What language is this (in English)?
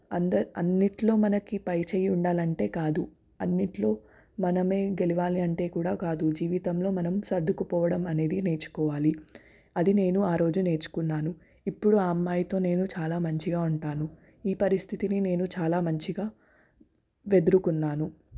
Telugu